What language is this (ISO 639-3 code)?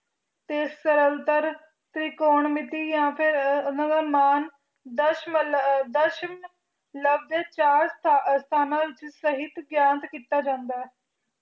pan